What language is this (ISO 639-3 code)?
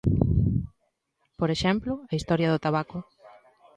glg